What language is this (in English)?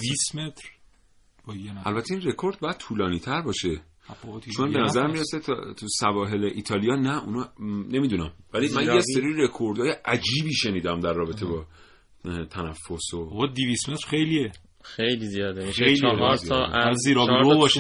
Persian